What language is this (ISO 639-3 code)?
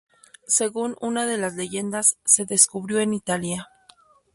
spa